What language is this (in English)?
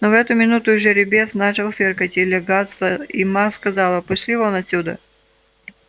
Russian